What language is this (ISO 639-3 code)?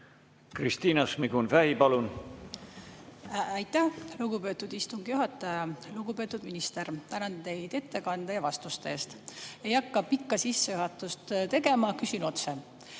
est